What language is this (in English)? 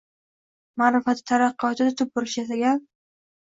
Uzbek